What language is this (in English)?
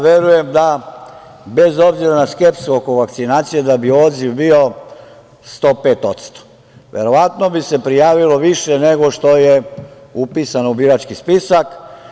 Serbian